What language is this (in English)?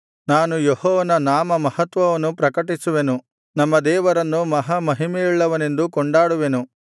Kannada